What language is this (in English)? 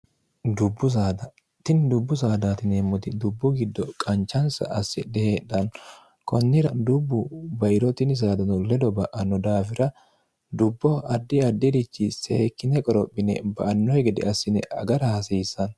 Sidamo